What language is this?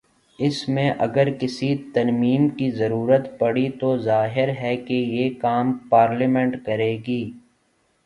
Urdu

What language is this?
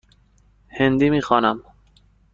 Persian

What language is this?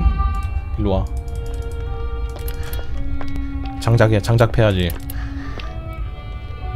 Korean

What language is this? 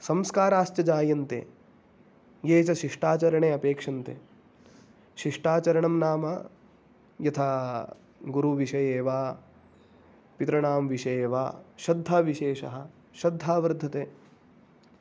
Sanskrit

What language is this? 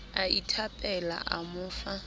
Southern Sotho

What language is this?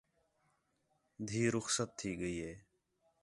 Khetrani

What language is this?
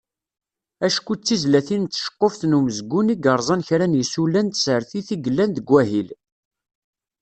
Kabyle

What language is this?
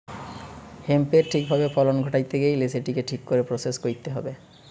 Bangla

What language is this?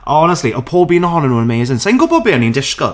Welsh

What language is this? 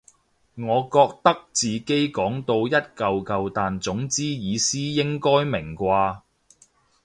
Cantonese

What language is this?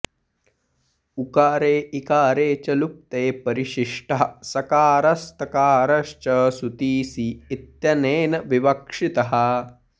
Sanskrit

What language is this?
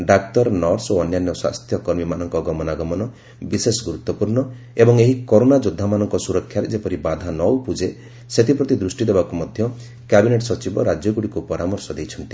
Odia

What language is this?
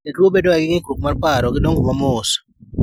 Luo (Kenya and Tanzania)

